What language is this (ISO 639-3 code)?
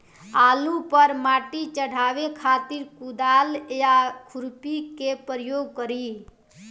bho